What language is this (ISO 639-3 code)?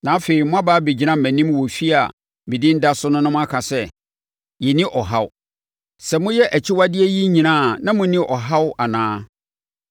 aka